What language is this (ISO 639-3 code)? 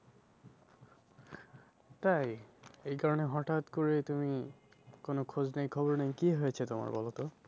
ben